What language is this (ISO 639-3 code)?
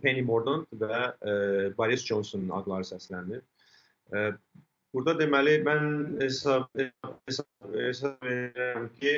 tur